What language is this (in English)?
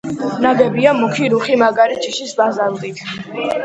Georgian